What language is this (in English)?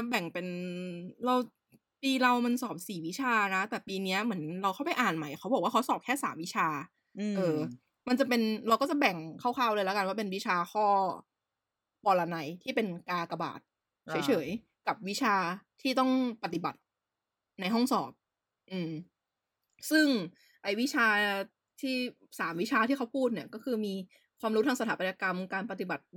Thai